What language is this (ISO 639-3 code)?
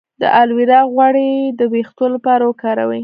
pus